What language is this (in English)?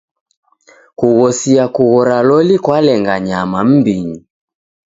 Taita